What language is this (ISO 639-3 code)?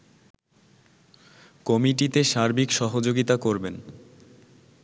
ben